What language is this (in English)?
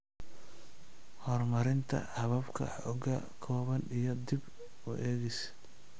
Somali